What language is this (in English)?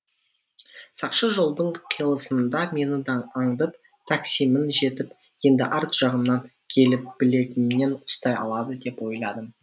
Kazakh